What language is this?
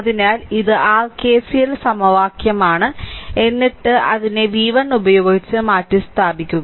Malayalam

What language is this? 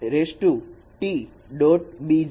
Gujarati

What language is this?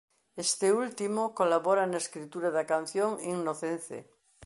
Galician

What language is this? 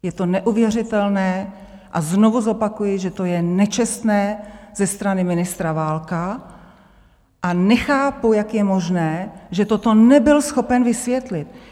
Czech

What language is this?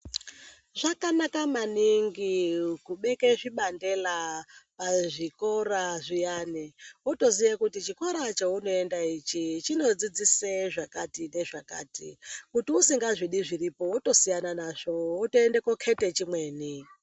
Ndau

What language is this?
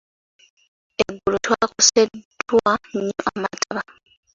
Ganda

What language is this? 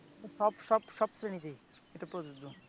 Bangla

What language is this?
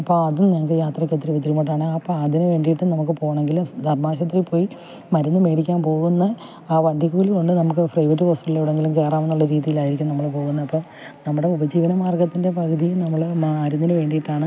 Malayalam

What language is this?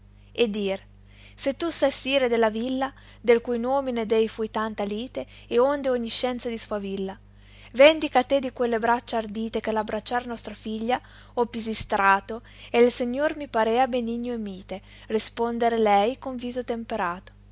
Italian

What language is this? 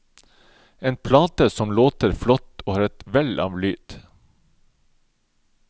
Norwegian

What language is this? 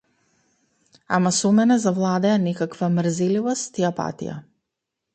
Macedonian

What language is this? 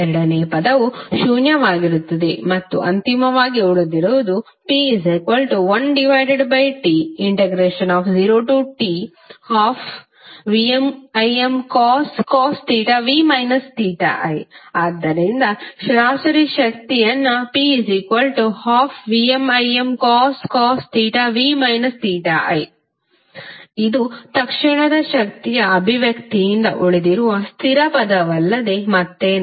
Kannada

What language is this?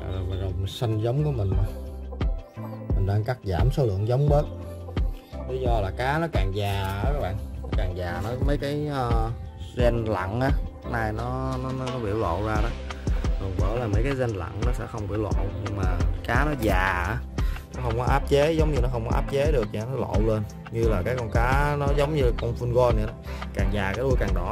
Vietnamese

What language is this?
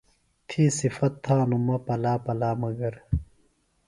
Phalura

